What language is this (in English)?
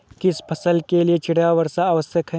Hindi